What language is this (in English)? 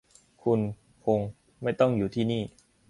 Thai